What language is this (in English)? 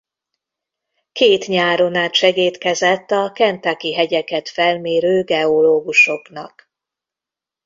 Hungarian